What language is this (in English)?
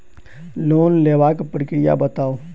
Maithili